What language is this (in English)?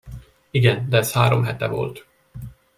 Hungarian